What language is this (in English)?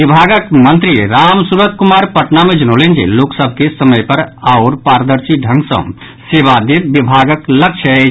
Maithili